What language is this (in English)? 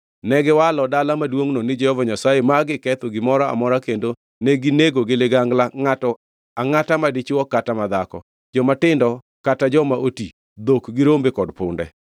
Luo (Kenya and Tanzania)